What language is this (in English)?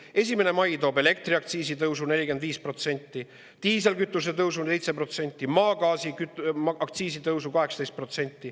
Estonian